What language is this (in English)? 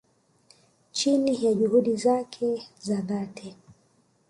Swahili